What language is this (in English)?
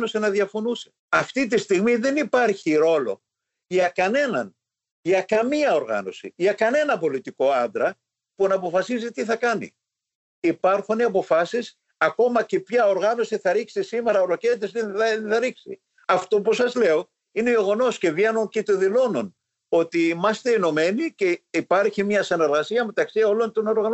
Greek